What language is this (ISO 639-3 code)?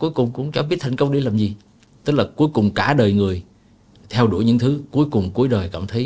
vie